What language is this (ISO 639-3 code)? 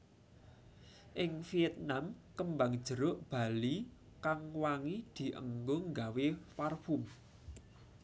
jav